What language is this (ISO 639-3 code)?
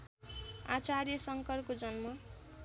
nep